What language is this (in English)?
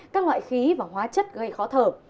Vietnamese